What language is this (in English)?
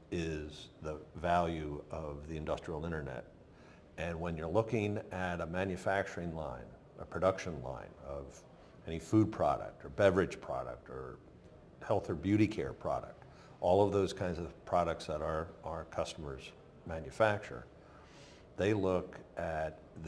English